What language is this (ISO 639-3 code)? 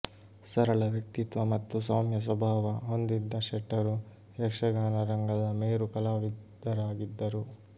kan